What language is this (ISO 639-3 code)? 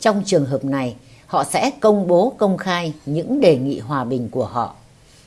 vie